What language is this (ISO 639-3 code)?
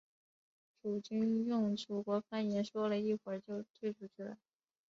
zho